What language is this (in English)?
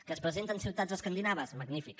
Catalan